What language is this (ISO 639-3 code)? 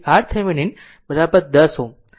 guj